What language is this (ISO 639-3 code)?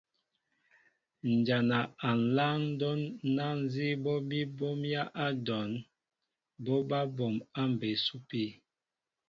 mbo